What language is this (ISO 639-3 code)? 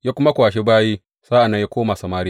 hau